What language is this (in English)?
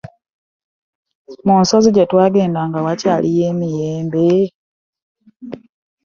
Ganda